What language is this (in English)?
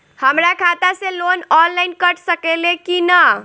Bhojpuri